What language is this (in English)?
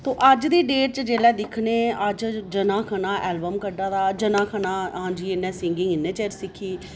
Dogri